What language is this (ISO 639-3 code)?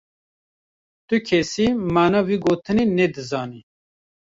kur